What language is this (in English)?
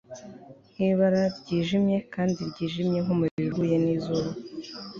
Kinyarwanda